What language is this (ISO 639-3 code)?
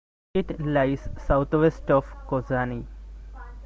eng